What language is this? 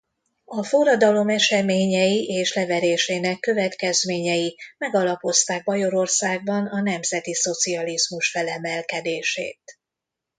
Hungarian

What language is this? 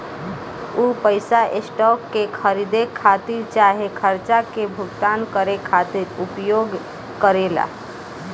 Bhojpuri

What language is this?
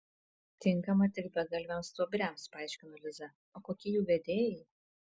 Lithuanian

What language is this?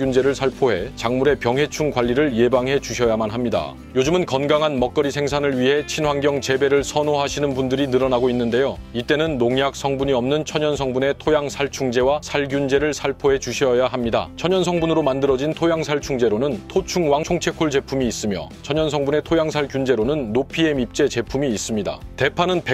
Korean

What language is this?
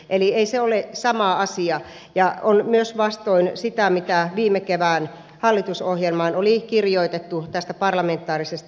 Finnish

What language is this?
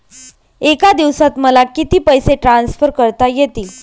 Marathi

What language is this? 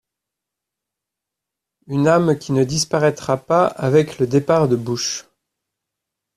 French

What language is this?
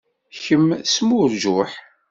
Kabyle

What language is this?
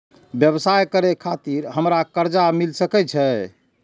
Maithili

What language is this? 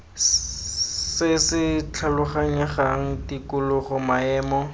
Tswana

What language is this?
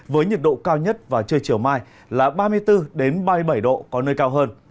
Vietnamese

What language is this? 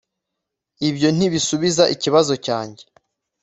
Kinyarwanda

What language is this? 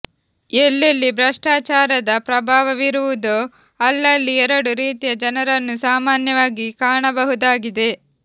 Kannada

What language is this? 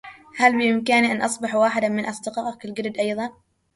Arabic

